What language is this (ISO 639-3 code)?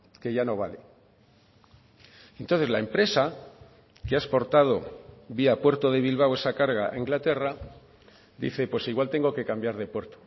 spa